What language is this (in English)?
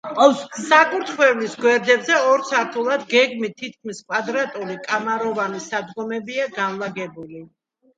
Georgian